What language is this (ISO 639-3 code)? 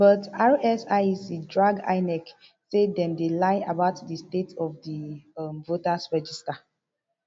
pcm